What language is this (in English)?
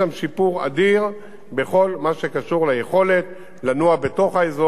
Hebrew